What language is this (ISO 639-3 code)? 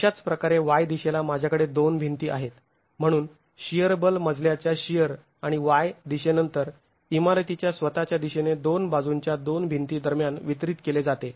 mar